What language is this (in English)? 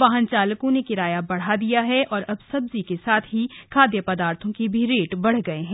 Hindi